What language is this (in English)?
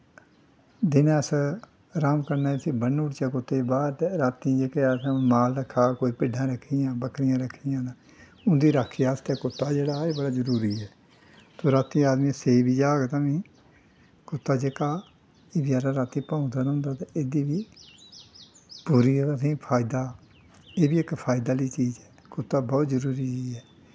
Dogri